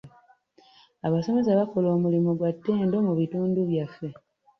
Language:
Ganda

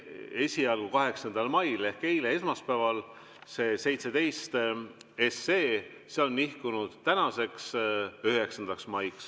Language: Estonian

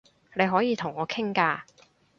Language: Cantonese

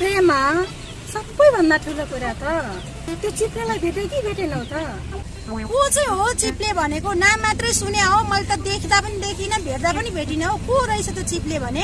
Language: Nepali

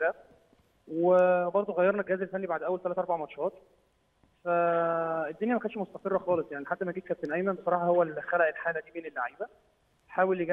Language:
Arabic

